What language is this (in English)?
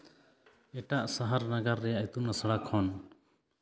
Santali